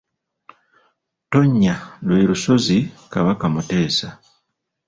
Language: Ganda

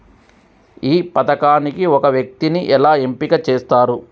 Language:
Telugu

